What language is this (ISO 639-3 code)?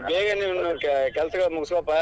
kan